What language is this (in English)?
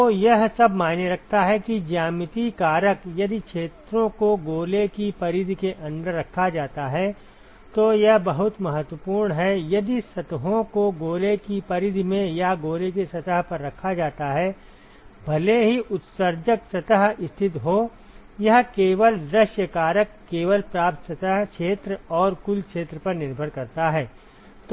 Hindi